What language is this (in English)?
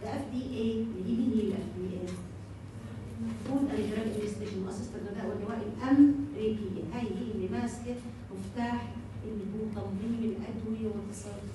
Arabic